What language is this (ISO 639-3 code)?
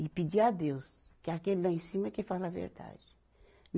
por